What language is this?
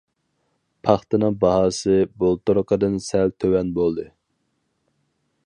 Uyghur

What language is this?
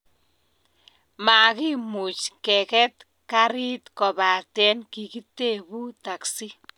Kalenjin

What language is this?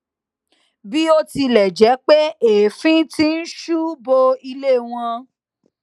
Yoruba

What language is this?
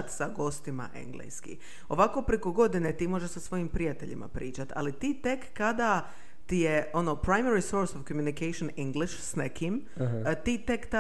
Croatian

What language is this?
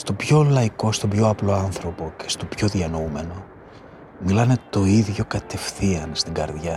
Greek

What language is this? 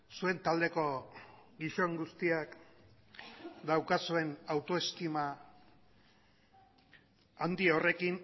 Basque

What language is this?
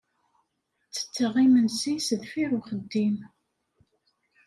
Kabyle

